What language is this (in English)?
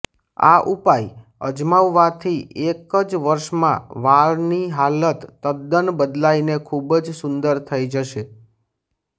Gujarati